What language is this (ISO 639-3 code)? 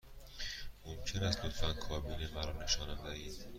fas